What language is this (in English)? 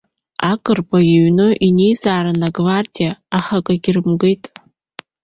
Abkhazian